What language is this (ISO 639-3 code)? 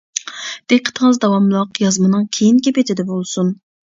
uig